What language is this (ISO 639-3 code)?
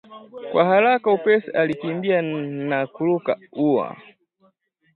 swa